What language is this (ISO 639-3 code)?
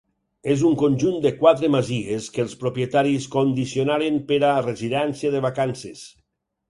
cat